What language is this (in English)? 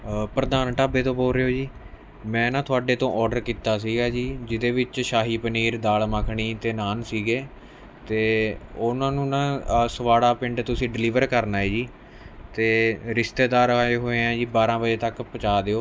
Punjabi